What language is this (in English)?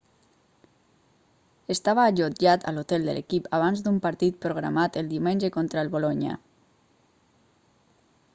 Catalan